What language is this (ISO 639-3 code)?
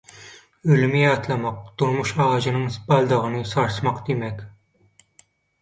tuk